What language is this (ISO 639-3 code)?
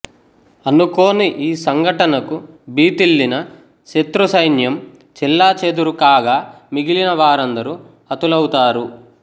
tel